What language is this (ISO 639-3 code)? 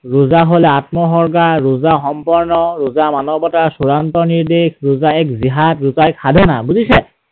asm